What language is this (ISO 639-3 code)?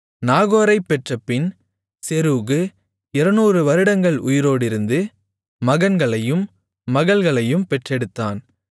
tam